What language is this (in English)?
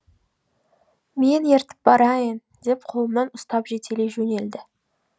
Kazakh